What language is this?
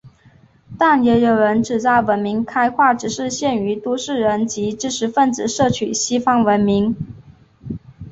Chinese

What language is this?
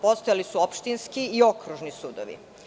Serbian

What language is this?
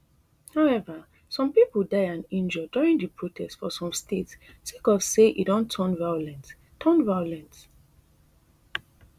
Nigerian Pidgin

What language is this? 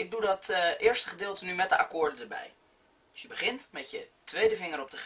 Dutch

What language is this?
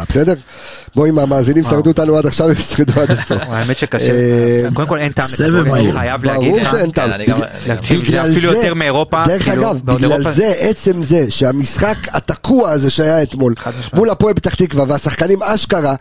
Hebrew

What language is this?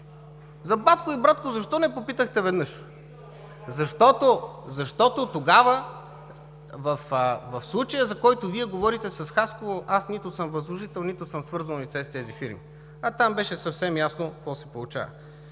Bulgarian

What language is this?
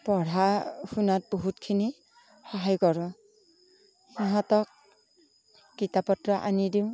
Assamese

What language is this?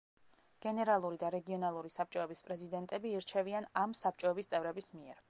Georgian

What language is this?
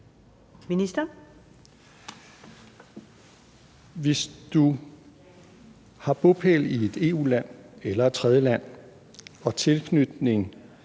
Danish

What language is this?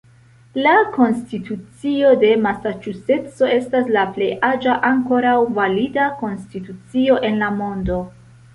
Esperanto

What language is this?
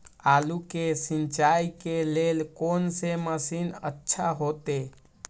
Maithili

